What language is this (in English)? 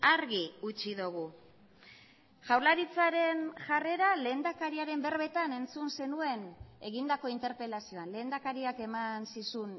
Basque